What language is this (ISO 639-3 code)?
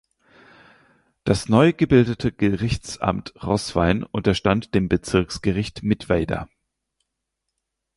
deu